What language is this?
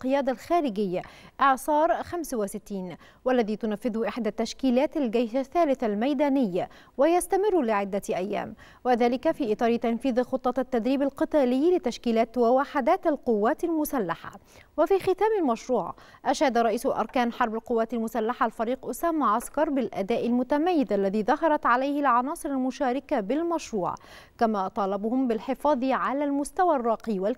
Arabic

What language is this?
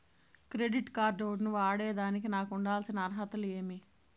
Telugu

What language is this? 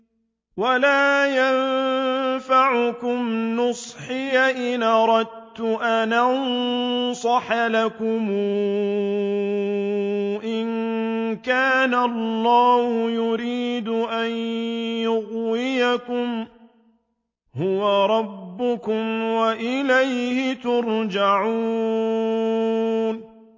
Arabic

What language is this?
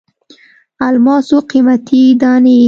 Pashto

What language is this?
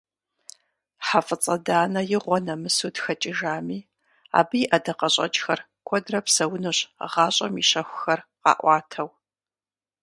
Kabardian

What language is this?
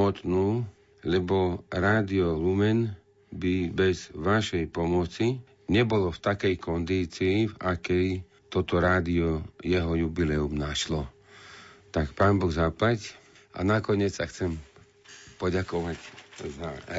Slovak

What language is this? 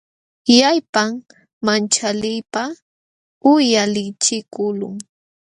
Jauja Wanca Quechua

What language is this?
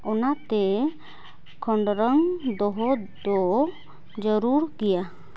Santali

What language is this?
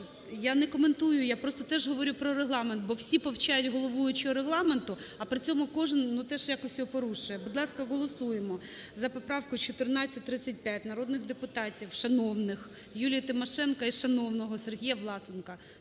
Ukrainian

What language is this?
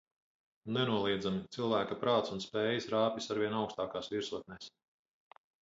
Latvian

